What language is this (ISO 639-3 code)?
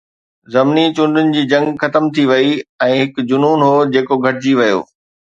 snd